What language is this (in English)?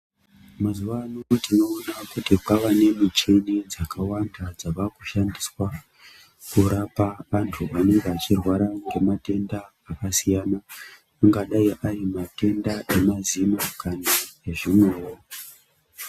Ndau